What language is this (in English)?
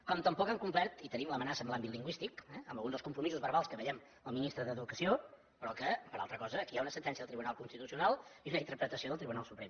Catalan